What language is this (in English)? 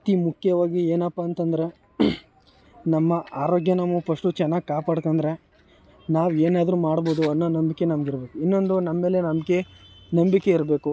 Kannada